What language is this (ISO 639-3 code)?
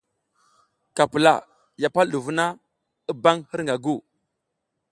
giz